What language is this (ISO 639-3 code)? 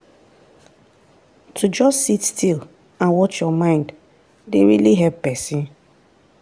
pcm